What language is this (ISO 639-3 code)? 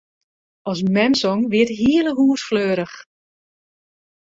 fry